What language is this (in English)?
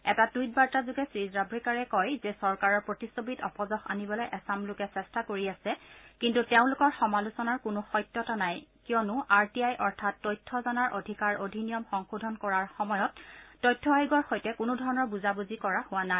Assamese